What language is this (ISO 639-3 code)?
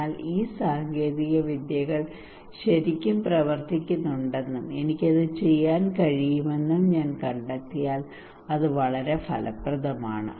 mal